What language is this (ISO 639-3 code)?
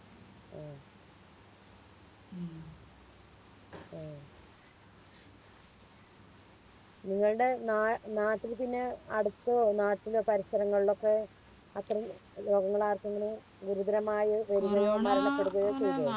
mal